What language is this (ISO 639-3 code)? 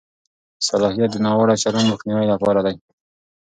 pus